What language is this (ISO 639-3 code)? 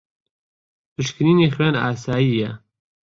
ckb